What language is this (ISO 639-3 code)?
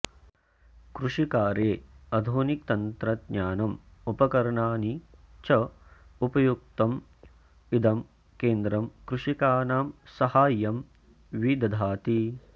san